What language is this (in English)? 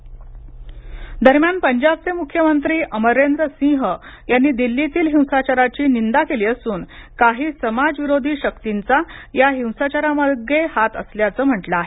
Marathi